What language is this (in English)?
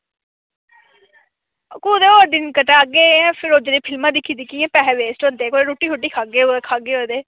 Dogri